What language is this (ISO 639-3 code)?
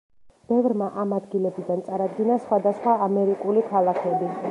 kat